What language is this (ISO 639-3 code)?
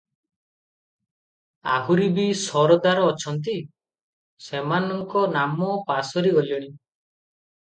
ori